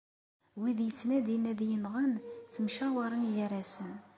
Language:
Kabyle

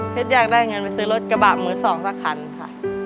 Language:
Thai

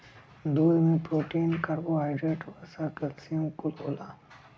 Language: Bhojpuri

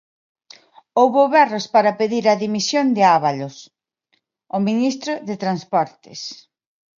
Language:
Galician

